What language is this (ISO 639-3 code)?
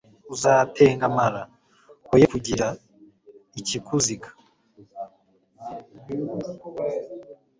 kin